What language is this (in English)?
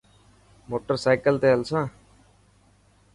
Dhatki